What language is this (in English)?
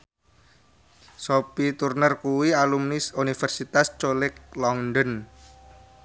Javanese